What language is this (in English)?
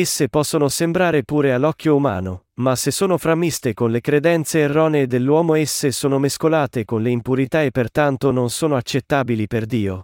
Italian